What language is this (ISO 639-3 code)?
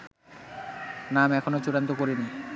ben